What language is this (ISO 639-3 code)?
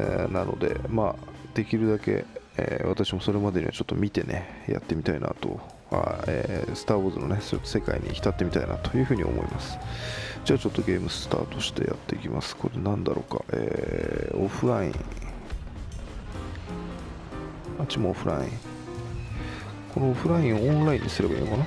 jpn